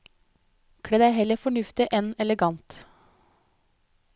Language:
Norwegian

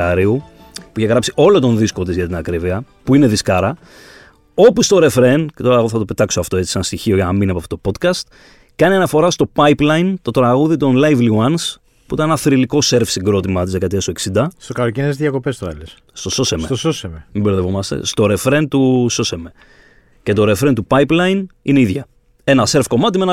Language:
Greek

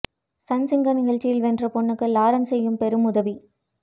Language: Tamil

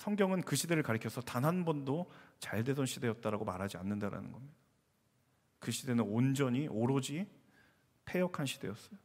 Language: Korean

